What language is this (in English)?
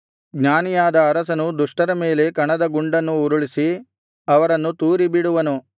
Kannada